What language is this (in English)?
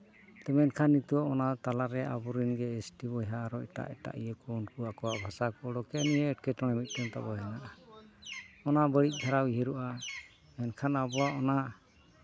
Santali